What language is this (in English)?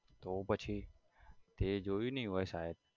Gujarati